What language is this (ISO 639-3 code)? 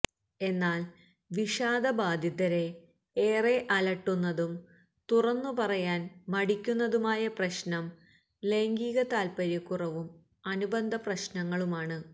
mal